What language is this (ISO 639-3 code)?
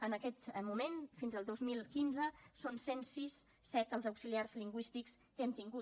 cat